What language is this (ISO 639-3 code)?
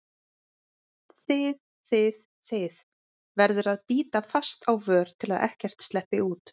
isl